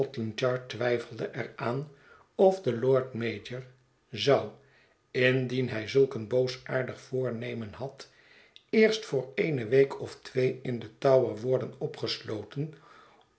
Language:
Dutch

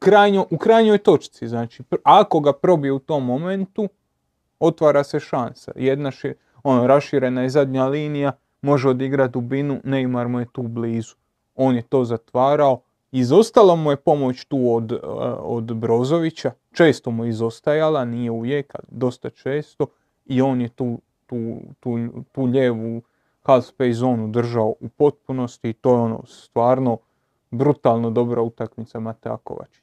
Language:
Croatian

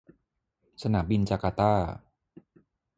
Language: Thai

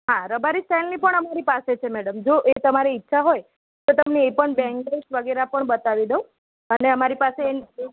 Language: Gujarati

